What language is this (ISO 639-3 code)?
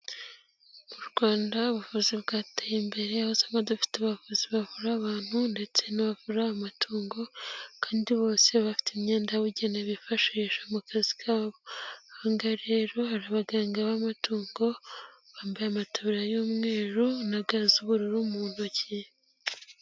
kin